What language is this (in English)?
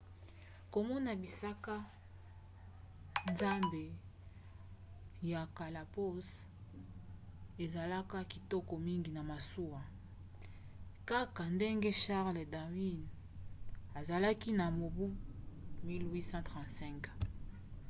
Lingala